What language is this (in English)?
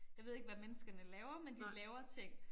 Danish